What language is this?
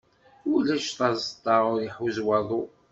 Kabyle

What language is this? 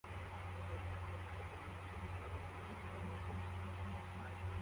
Kinyarwanda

